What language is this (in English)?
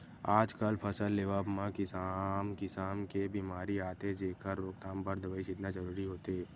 Chhattisgarhi